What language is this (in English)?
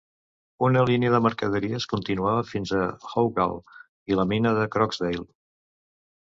Catalan